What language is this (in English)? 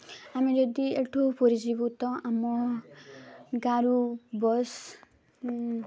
Odia